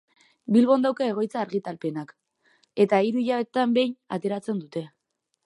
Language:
Basque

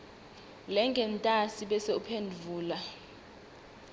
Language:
Swati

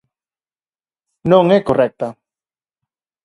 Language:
Galician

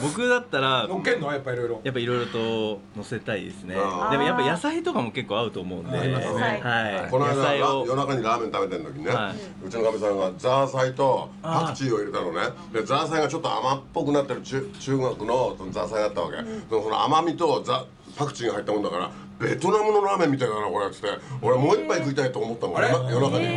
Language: Japanese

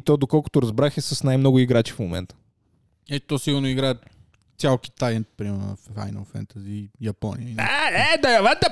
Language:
Bulgarian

